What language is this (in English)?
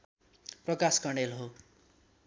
Nepali